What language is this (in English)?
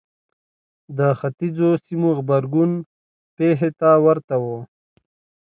Pashto